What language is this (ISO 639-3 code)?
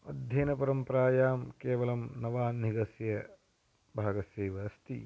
san